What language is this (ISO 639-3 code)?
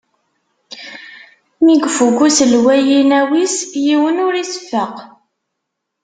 kab